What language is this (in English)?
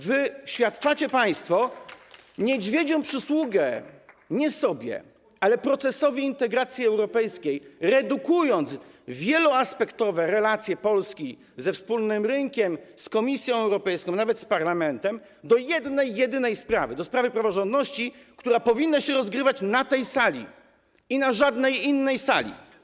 Polish